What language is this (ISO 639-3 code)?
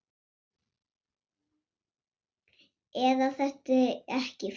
isl